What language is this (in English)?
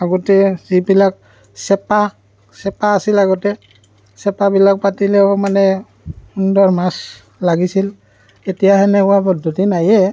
Assamese